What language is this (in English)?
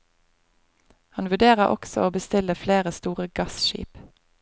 Norwegian